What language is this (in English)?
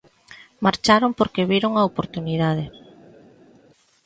Galician